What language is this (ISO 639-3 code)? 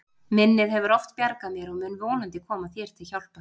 isl